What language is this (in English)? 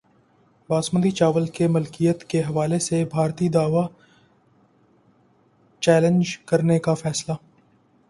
Urdu